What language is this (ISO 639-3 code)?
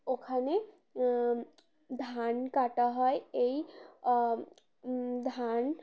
ben